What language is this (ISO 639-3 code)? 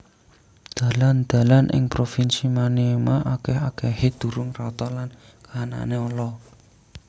jav